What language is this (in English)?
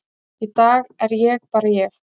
Icelandic